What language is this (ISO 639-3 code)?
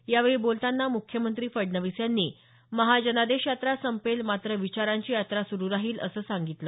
mar